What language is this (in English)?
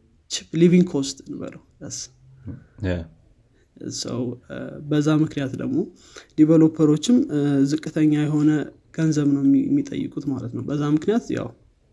Amharic